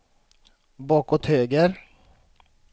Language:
Swedish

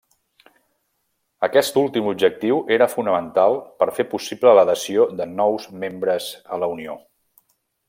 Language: Catalan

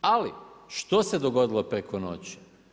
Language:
Croatian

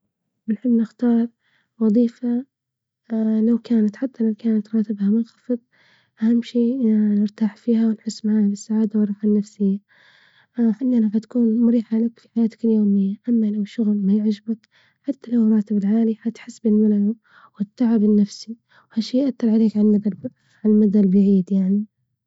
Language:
Libyan Arabic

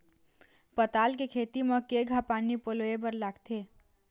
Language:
Chhattisgarhi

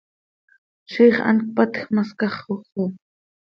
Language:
Seri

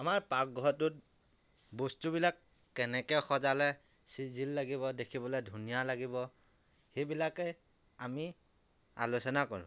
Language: Assamese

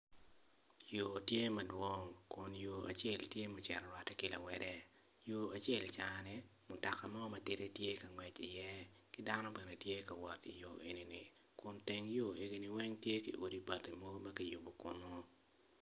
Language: Acoli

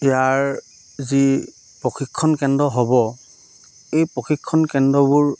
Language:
Assamese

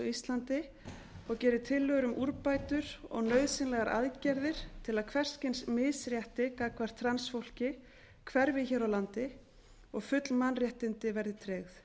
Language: Icelandic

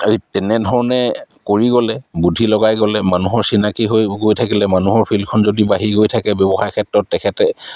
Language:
Assamese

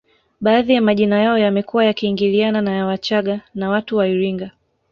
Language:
Swahili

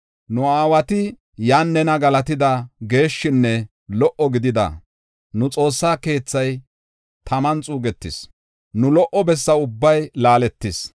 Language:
Gofa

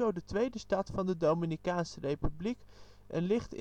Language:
Dutch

